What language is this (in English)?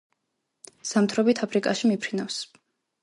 Georgian